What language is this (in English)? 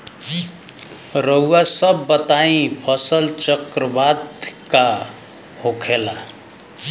Bhojpuri